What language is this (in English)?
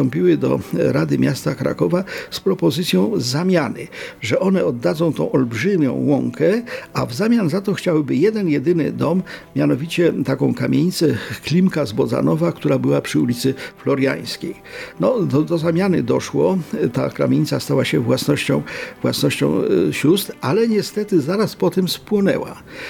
Polish